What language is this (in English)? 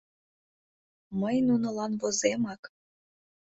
Mari